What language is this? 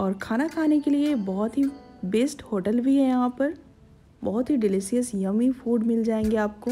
Hindi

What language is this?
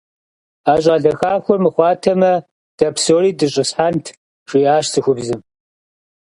Kabardian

